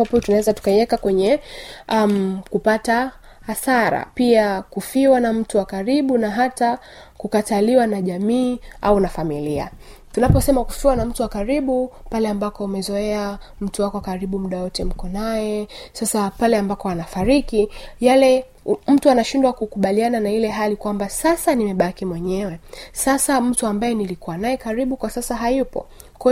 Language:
Swahili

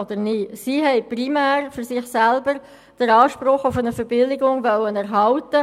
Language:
Swiss German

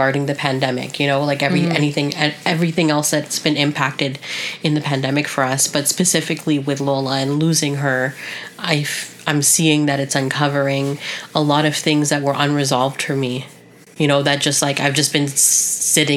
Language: English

